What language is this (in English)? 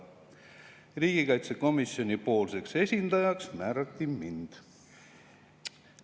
Estonian